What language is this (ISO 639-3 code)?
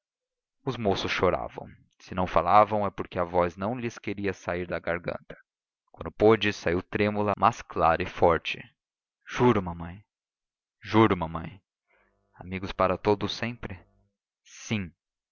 por